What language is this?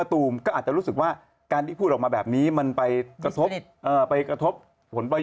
Thai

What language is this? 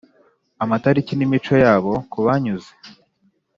Kinyarwanda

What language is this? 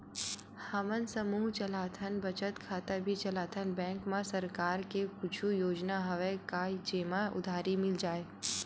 Chhattisgarhi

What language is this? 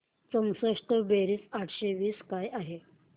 Marathi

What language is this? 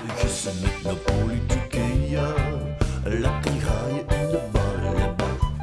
Dutch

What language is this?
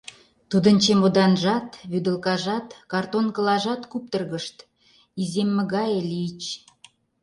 Mari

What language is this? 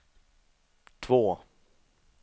Swedish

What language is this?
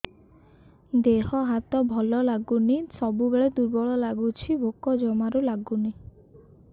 Odia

